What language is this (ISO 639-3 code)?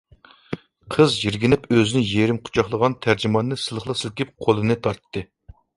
uig